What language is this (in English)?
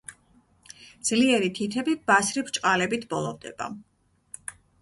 Georgian